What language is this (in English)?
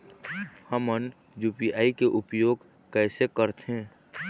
Chhattisgarhi